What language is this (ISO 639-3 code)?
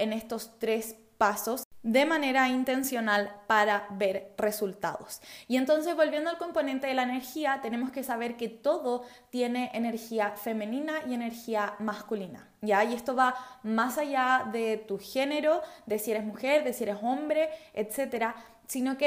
spa